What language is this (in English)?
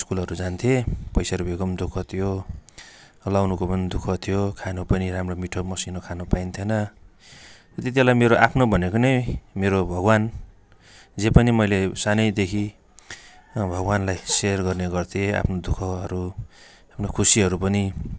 Nepali